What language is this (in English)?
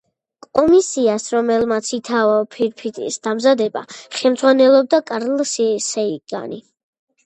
Georgian